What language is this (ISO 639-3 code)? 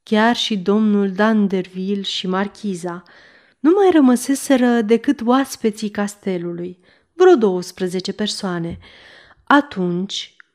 ron